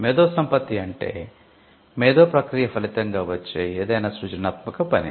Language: Telugu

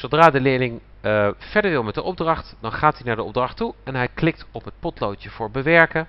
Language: Dutch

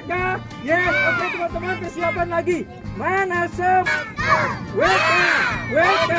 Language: Indonesian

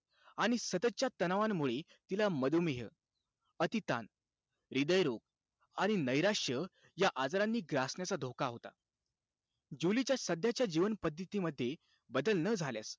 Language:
Marathi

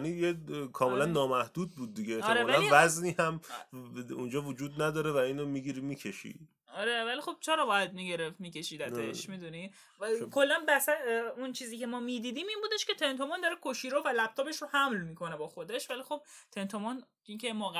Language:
Persian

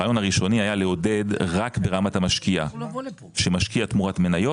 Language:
Hebrew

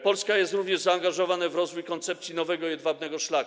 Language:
Polish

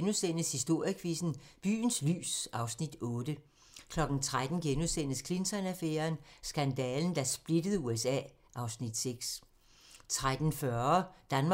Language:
Danish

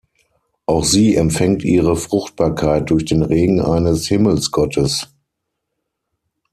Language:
German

